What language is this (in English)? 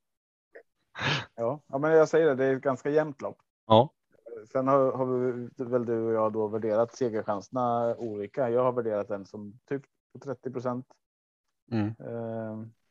Swedish